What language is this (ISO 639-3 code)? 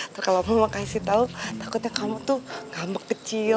ind